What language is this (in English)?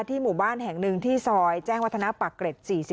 Thai